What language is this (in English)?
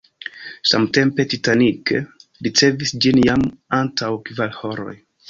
Esperanto